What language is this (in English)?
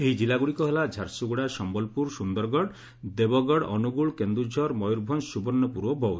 Odia